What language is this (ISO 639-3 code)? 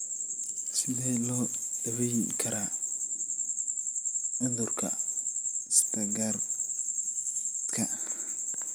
som